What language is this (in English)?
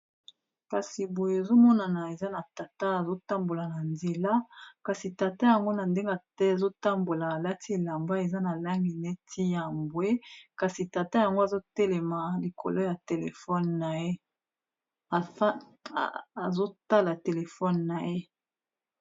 Lingala